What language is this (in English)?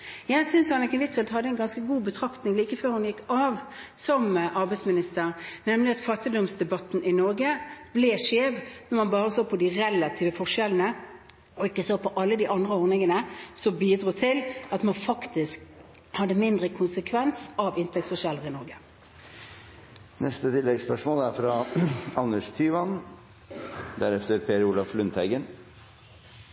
Norwegian